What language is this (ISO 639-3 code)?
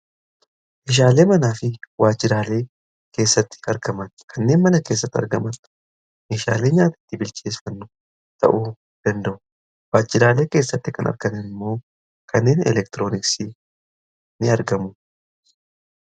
orm